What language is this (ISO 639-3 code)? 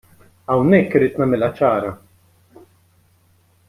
mlt